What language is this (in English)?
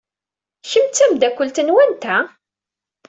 Kabyle